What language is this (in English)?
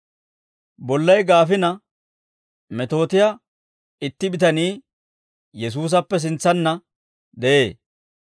Dawro